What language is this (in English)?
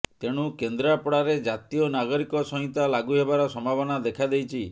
Odia